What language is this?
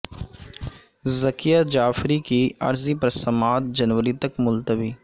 Urdu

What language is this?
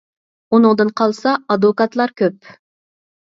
Uyghur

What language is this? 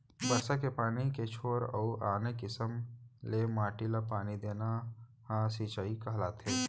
Chhattisgarhi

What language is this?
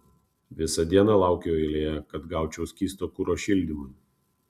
Lithuanian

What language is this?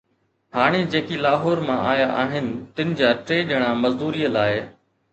Sindhi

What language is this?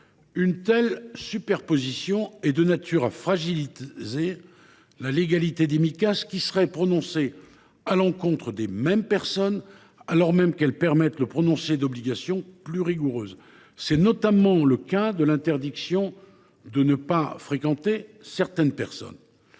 French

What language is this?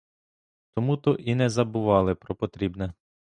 Ukrainian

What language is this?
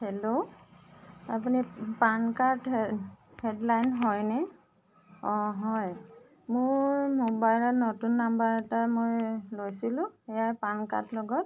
Assamese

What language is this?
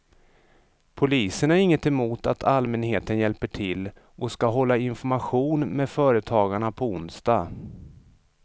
Swedish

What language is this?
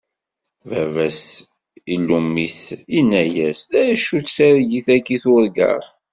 Kabyle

